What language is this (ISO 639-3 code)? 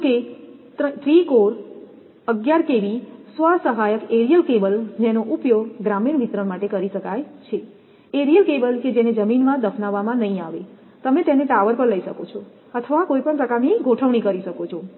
guj